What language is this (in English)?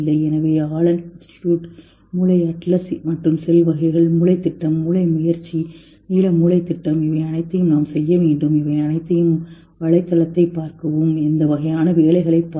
Tamil